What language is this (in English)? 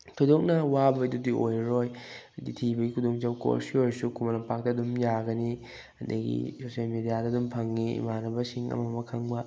Manipuri